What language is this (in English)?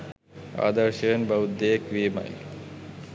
Sinhala